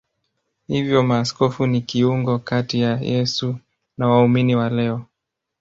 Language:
Swahili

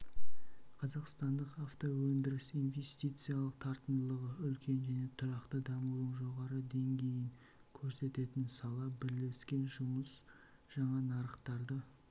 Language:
Kazakh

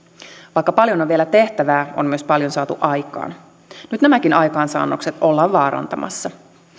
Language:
Finnish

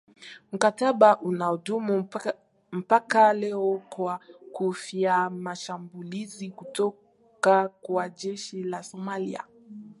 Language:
Swahili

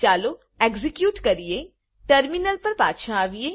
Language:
Gujarati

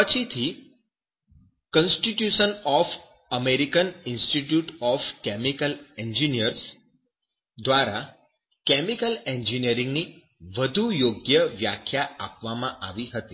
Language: Gujarati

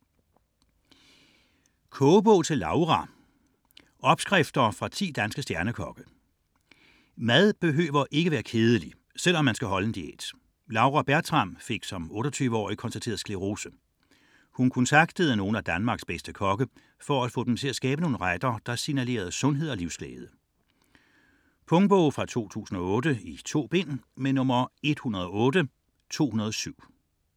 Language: Danish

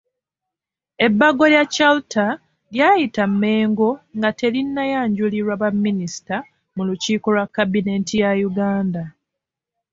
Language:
Ganda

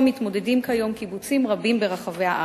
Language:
Hebrew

